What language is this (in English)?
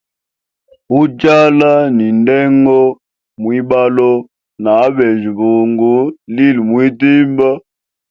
Hemba